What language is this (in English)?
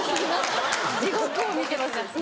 Japanese